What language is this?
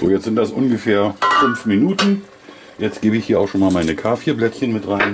German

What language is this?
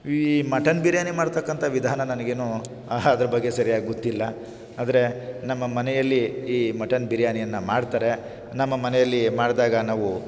Kannada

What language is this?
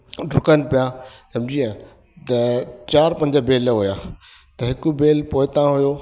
Sindhi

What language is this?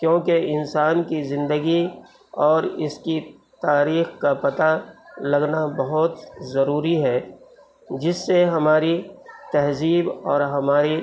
Urdu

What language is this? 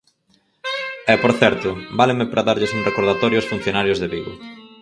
Galician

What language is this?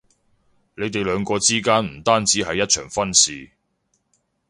Cantonese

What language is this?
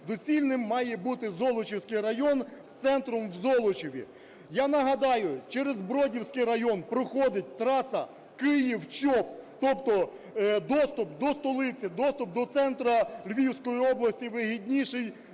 Ukrainian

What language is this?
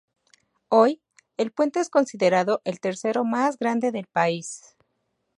Spanish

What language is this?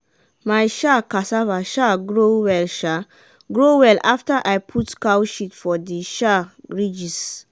Nigerian Pidgin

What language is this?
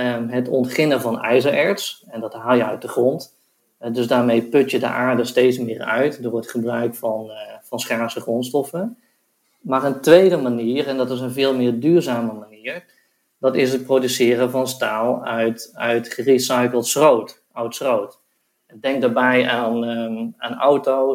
Dutch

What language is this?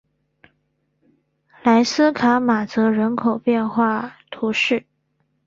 Chinese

